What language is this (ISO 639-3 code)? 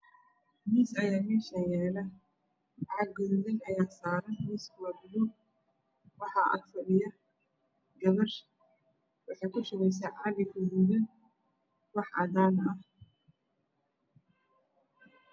som